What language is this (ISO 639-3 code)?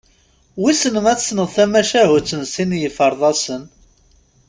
kab